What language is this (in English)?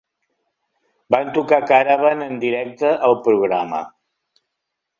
Catalan